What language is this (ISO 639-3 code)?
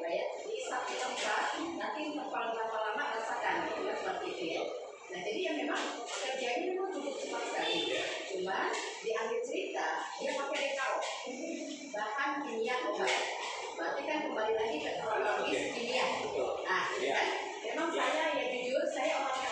ind